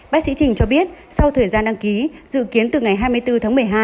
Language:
Vietnamese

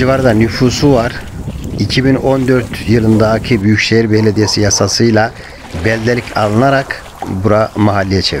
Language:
Turkish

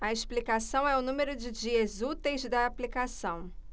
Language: Portuguese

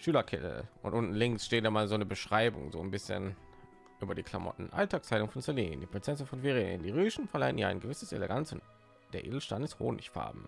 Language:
German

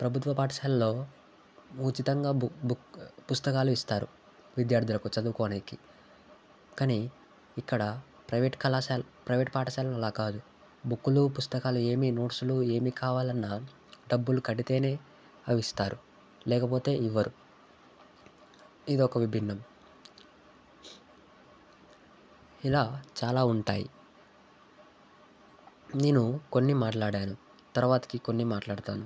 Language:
Telugu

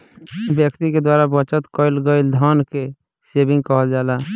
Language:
Bhojpuri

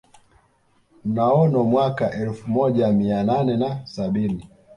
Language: Swahili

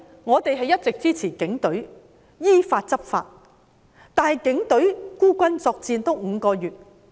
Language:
Cantonese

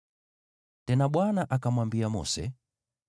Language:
Swahili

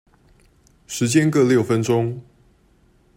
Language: Chinese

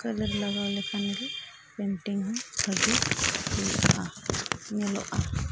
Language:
Santali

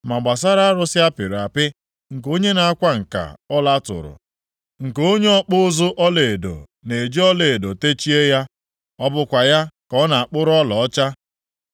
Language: Igbo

